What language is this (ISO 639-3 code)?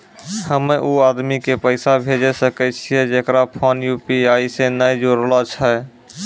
mai